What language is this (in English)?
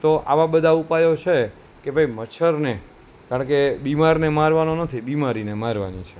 Gujarati